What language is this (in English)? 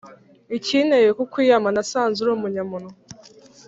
Kinyarwanda